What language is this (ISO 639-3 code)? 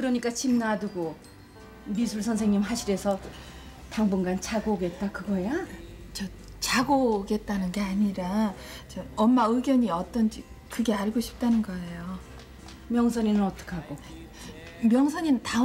kor